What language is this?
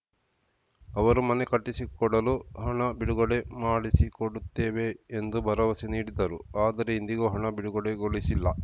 Kannada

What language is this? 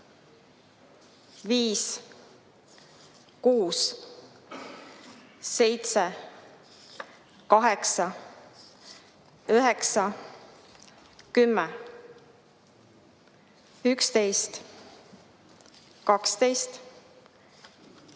Estonian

